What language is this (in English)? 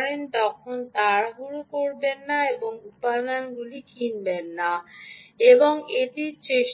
Bangla